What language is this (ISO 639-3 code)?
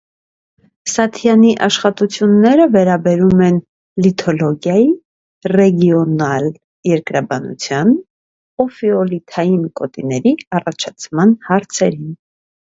hye